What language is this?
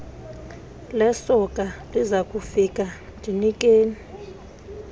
Xhosa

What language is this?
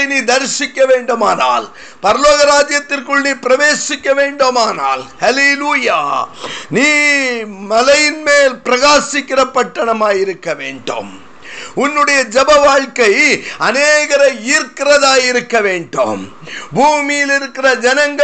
Tamil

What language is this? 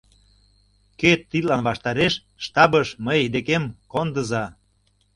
Mari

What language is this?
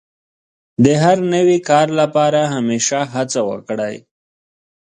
Pashto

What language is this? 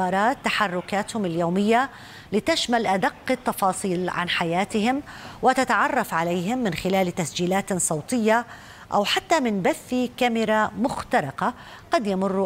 Arabic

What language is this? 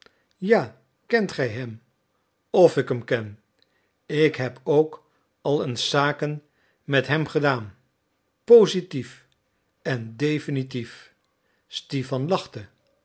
Dutch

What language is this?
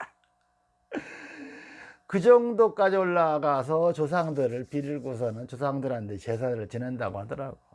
Korean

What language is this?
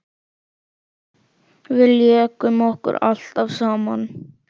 Icelandic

